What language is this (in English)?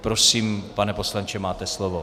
Czech